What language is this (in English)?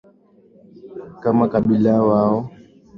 Swahili